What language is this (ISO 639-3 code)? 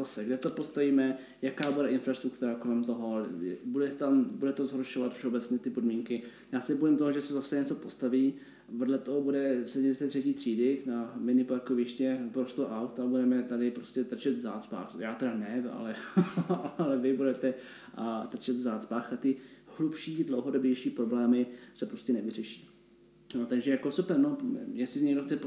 ces